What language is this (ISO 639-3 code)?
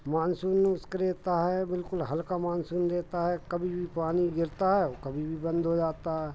hin